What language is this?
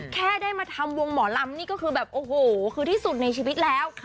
Thai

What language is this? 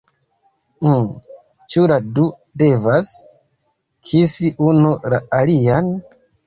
Esperanto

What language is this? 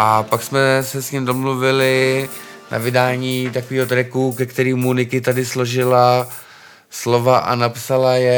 Czech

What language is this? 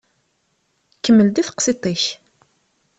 Kabyle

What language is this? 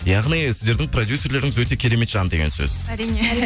Kazakh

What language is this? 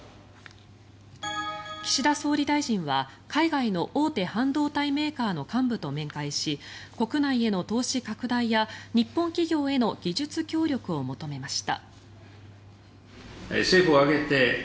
Japanese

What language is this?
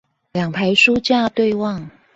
Chinese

